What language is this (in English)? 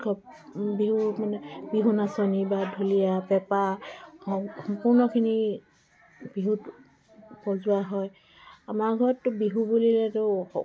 Assamese